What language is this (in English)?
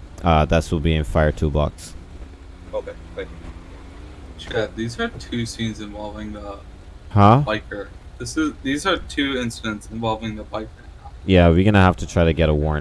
English